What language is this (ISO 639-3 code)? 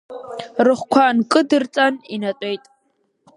abk